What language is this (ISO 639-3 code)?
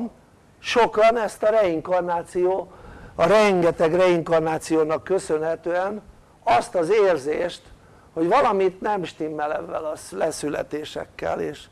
hun